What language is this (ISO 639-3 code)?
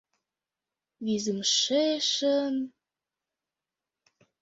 chm